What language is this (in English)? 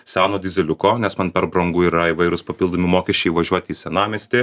Lithuanian